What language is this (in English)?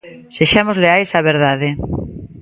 Galician